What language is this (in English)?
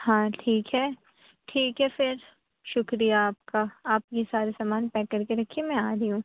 Urdu